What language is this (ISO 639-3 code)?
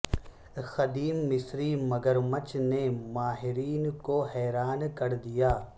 urd